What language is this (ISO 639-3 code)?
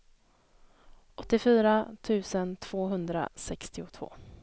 swe